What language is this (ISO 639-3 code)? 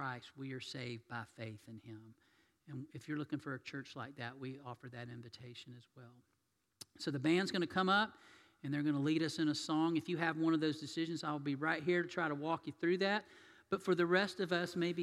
eng